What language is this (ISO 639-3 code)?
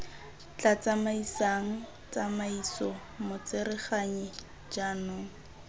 tsn